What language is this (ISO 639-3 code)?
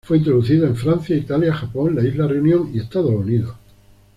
spa